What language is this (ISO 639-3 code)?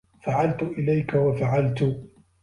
ara